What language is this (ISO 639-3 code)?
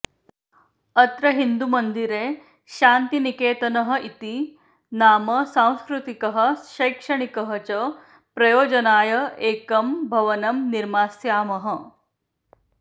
san